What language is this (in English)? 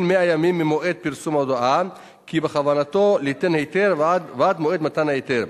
Hebrew